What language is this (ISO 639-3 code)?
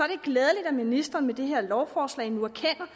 dan